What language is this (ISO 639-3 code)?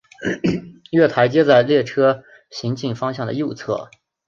zho